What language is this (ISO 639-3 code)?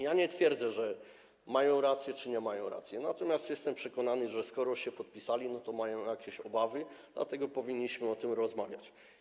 pol